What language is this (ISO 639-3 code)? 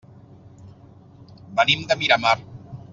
cat